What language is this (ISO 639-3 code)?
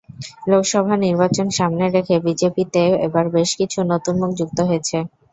ben